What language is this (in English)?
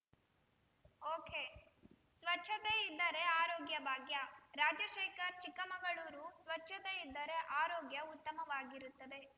Kannada